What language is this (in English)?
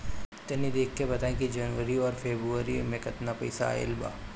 Bhojpuri